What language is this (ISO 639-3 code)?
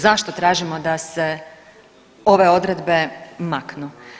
hrv